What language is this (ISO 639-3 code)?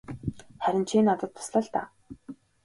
mon